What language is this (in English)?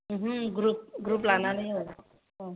Bodo